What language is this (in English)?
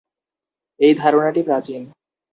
Bangla